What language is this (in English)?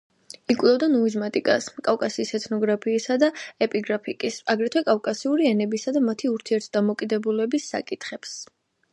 Georgian